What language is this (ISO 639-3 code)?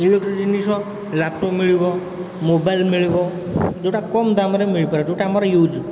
ori